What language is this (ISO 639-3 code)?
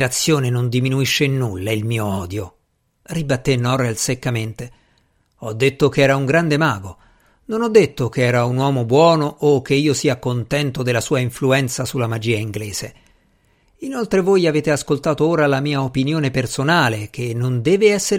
ita